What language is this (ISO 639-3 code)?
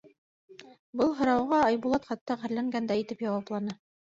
bak